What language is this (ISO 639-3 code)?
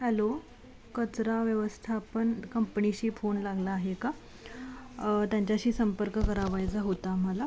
mar